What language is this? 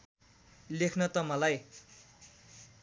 Nepali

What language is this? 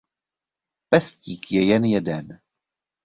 Czech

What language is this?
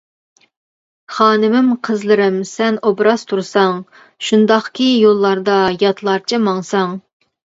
Uyghur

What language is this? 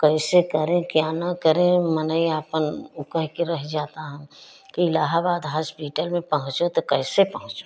Hindi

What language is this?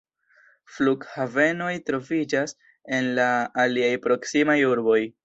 Esperanto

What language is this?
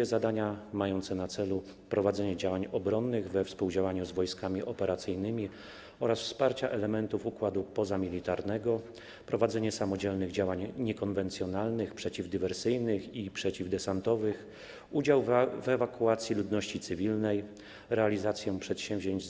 Polish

